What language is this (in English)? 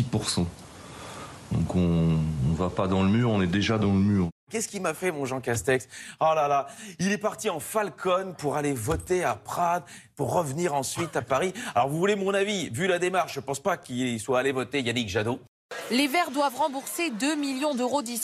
French